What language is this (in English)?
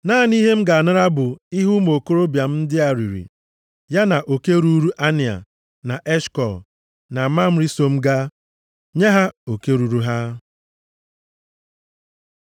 Igbo